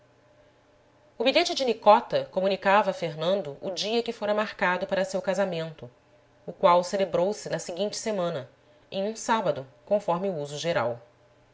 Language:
Portuguese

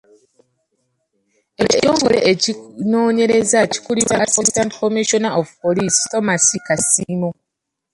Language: Ganda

